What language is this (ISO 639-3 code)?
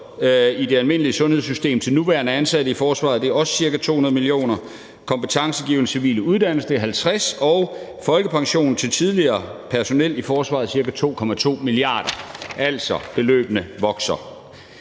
dan